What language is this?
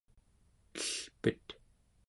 Central Yupik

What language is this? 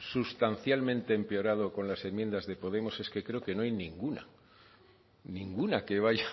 Spanish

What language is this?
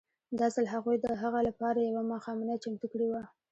Pashto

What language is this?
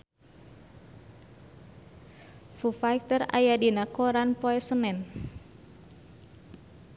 Sundanese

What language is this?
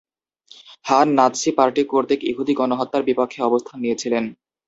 Bangla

